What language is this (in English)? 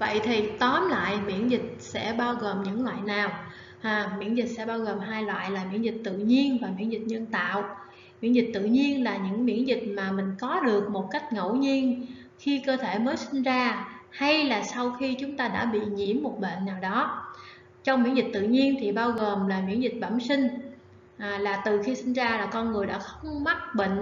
Vietnamese